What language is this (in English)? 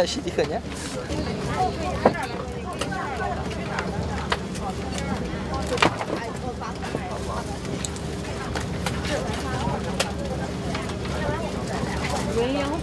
Korean